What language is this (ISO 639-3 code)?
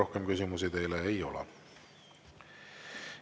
est